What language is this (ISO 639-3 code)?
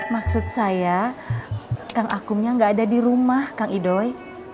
ind